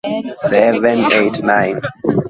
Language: Swahili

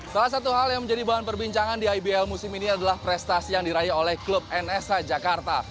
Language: Indonesian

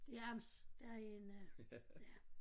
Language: Danish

